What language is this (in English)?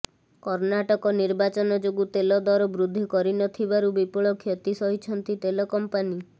Odia